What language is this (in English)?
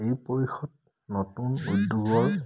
Assamese